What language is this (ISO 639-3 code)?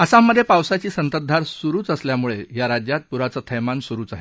mar